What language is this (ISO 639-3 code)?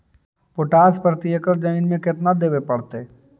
mag